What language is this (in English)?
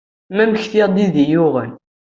Kabyle